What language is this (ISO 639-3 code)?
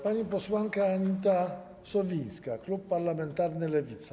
pol